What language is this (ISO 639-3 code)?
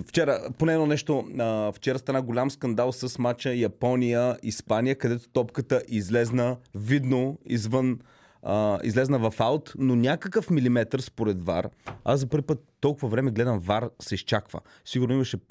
bul